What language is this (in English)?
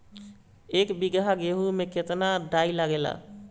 Bhojpuri